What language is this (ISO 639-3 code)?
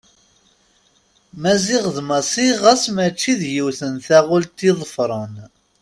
kab